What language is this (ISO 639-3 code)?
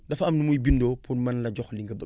wol